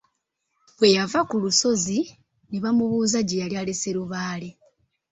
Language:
Ganda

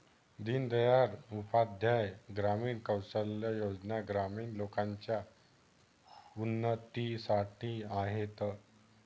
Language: Marathi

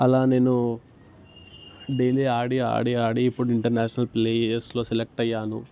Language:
Telugu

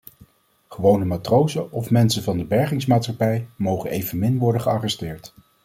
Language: Dutch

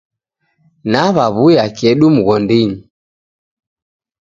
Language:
Taita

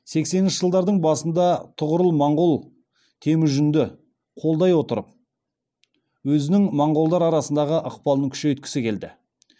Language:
Kazakh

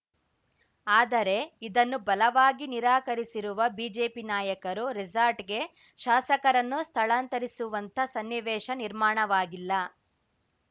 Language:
Kannada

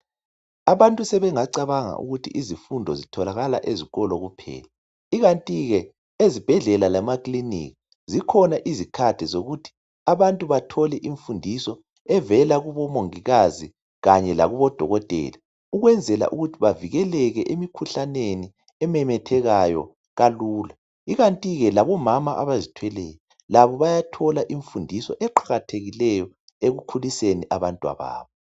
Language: North Ndebele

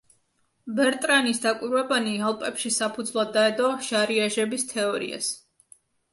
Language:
Georgian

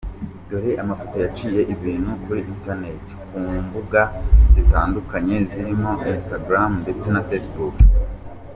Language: Kinyarwanda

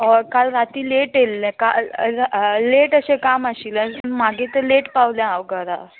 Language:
Konkani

